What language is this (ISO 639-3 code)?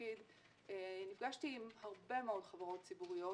heb